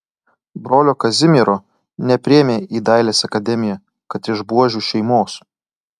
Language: Lithuanian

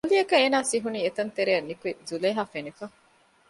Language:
Divehi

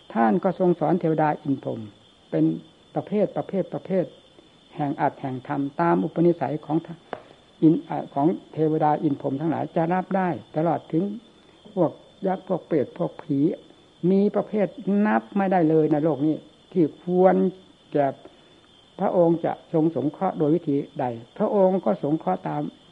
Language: Thai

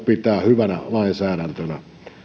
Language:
Finnish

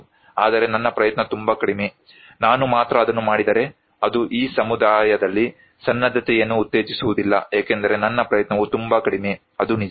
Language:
Kannada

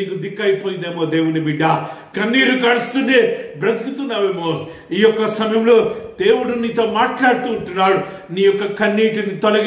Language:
Romanian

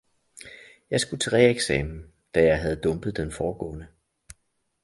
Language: Danish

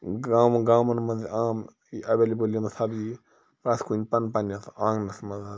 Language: Kashmiri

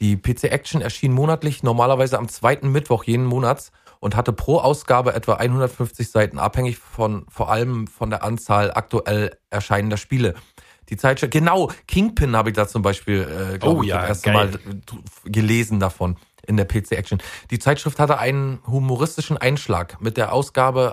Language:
German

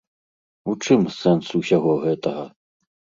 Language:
Belarusian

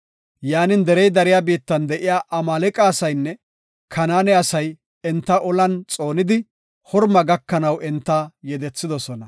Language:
Gofa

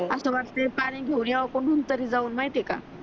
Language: Marathi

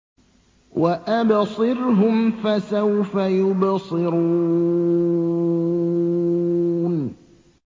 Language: Arabic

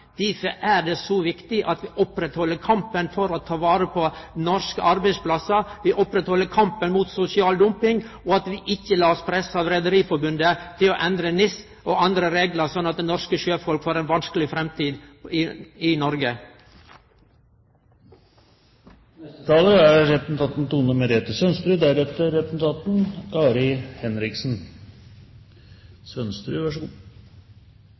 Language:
Norwegian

